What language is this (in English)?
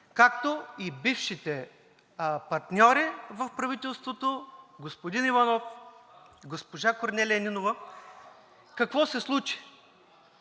Bulgarian